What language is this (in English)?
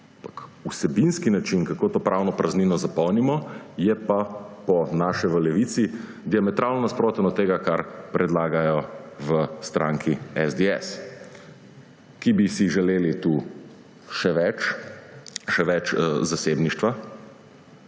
Slovenian